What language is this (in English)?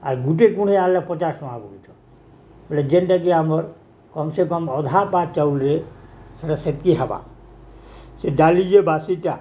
Odia